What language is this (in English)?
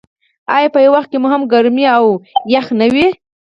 Pashto